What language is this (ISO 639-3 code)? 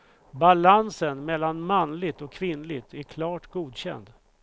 swe